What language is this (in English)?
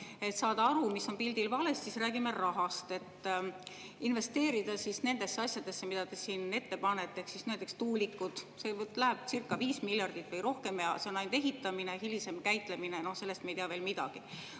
Estonian